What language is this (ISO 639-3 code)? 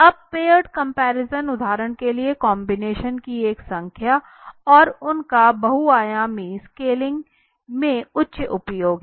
hin